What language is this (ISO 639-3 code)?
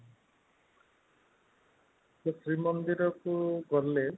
ori